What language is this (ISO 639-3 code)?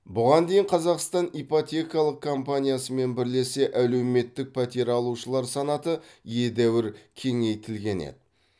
kaz